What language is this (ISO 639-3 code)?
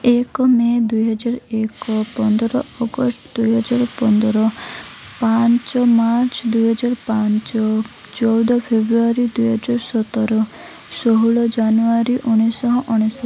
ori